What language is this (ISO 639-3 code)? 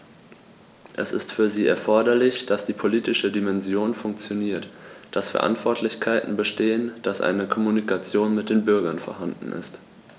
deu